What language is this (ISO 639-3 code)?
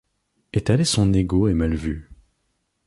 fra